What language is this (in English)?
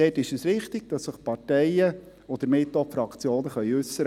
Swiss German